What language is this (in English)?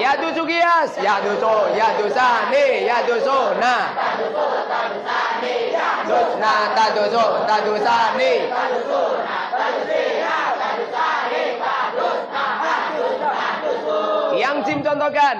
Indonesian